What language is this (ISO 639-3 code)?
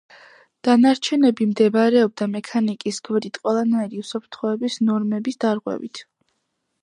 kat